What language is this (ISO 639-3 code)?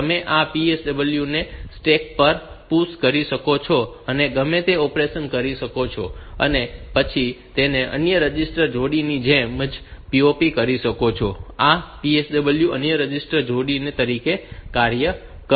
guj